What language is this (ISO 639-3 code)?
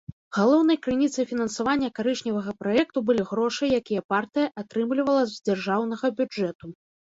bel